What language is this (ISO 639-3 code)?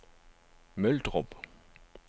dan